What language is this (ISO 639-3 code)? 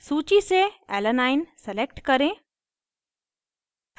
hin